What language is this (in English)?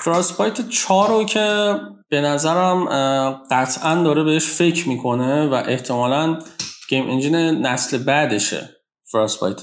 Persian